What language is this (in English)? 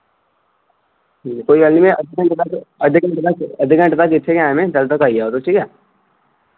Dogri